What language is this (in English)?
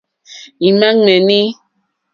Mokpwe